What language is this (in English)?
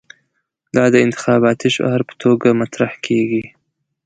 Pashto